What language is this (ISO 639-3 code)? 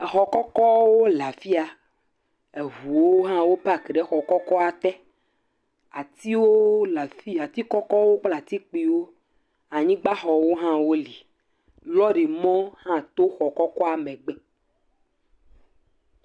ewe